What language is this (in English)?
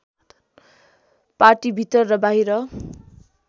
Nepali